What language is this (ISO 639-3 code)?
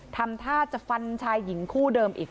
tha